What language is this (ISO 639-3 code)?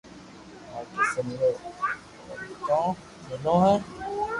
lrk